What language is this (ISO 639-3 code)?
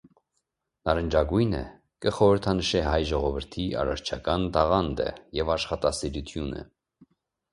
hye